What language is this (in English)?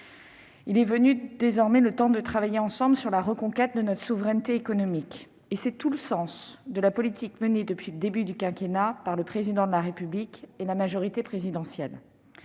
French